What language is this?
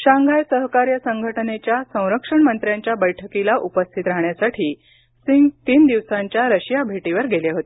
Marathi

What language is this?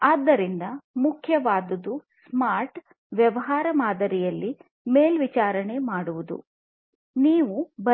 Kannada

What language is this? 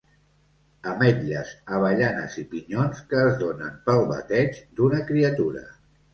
Catalan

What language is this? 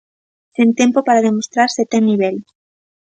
Galician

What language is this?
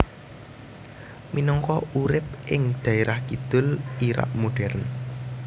Javanese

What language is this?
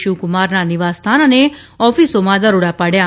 Gujarati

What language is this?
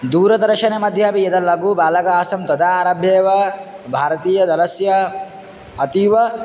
Sanskrit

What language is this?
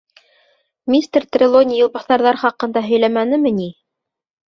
Bashkir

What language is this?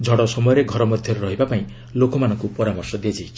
Odia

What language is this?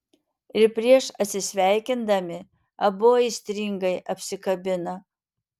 Lithuanian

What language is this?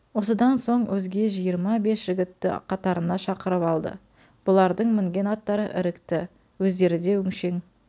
Kazakh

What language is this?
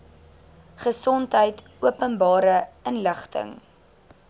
Afrikaans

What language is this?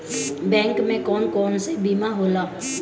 Bhojpuri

